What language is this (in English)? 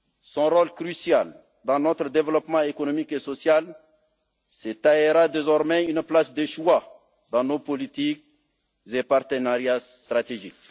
French